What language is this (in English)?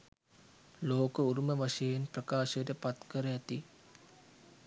Sinhala